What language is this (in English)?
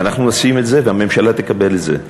Hebrew